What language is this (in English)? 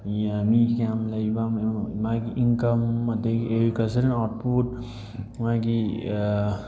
Manipuri